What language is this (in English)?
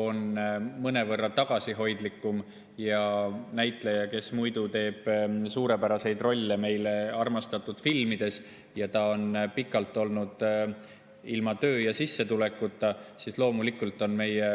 Estonian